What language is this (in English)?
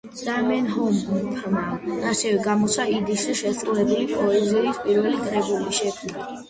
Georgian